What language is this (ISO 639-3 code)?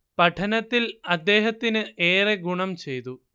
mal